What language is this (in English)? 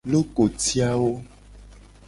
Gen